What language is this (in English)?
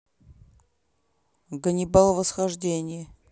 Russian